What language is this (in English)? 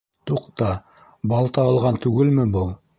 Bashkir